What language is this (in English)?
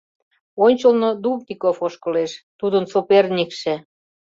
Mari